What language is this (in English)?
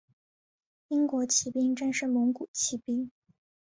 Chinese